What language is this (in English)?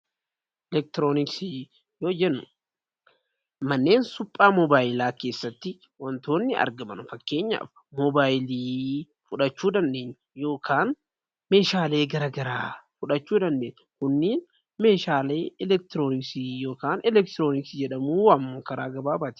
Oromo